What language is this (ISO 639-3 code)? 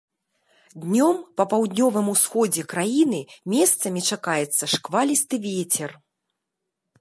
bel